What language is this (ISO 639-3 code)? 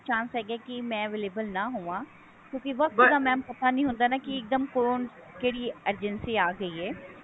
pan